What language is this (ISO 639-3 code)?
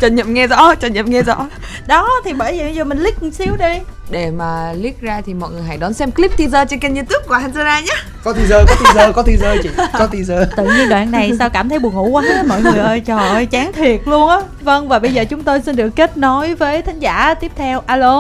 vie